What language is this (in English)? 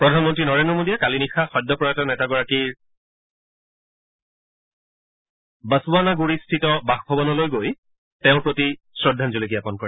Assamese